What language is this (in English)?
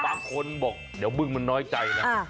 Thai